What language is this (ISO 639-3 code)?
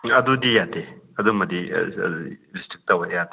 mni